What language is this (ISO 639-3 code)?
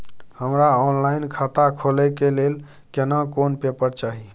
mai